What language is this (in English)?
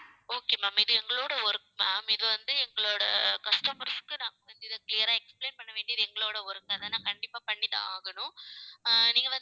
Tamil